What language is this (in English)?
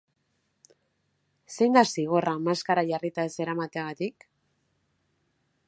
Basque